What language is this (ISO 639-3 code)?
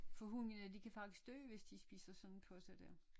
dan